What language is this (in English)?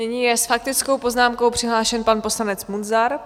Czech